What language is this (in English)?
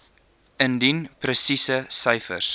Afrikaans